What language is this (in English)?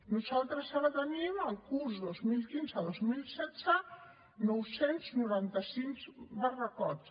Catalan